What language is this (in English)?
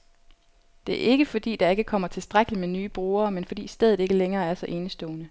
Danish